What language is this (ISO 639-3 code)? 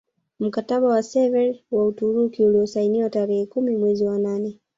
swa